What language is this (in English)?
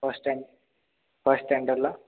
Marathi